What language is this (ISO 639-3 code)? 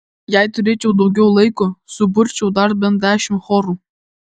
lit